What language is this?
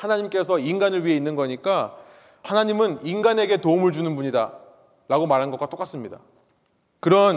Korean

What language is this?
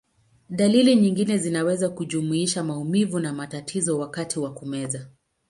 Swahili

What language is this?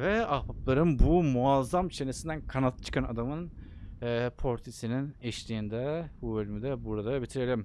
Turkish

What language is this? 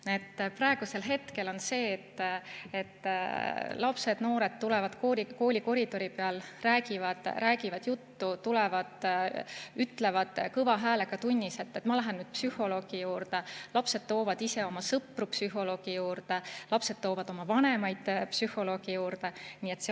Estonian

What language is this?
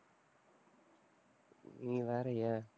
Tamil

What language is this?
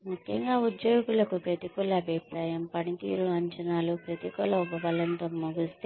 Telugu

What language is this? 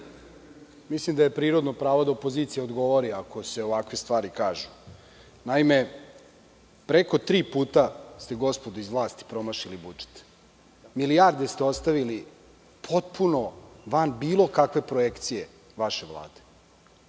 Serbian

